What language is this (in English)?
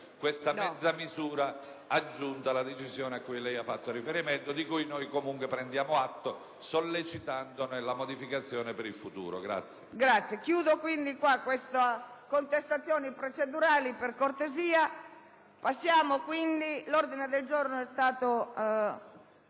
Italian